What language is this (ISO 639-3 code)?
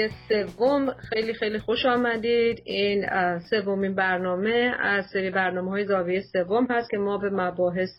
fas